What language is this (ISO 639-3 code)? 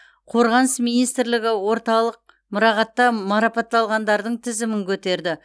kaz